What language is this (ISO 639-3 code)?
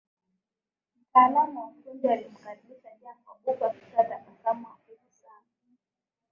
swa